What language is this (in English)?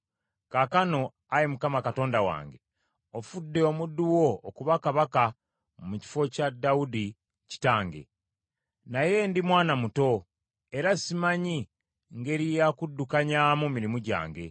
Ganda